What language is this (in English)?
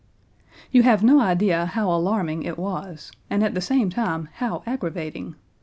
English